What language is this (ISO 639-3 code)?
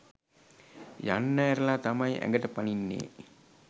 sin